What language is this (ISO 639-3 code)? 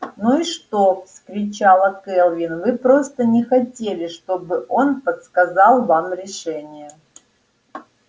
rus